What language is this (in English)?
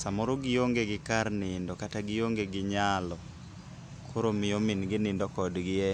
Luo (Kenya and Tanzania)